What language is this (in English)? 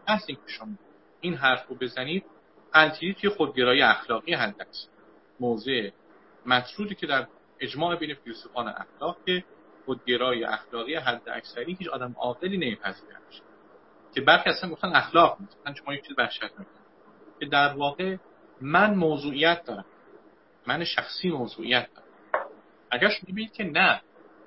Persian